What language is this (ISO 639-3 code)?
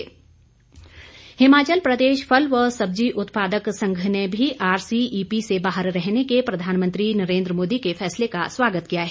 hin